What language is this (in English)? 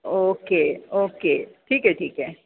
Marathi